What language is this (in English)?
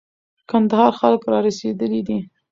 Pashto